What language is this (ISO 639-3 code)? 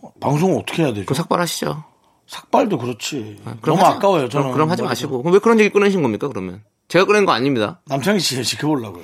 kor